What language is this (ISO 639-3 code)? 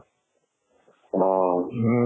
asm